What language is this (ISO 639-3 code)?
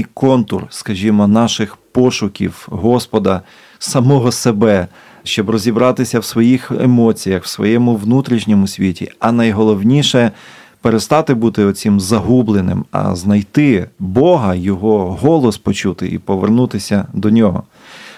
ukr